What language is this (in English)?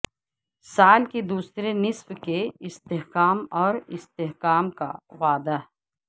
Urdu